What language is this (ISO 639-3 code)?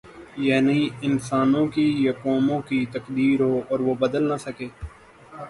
urd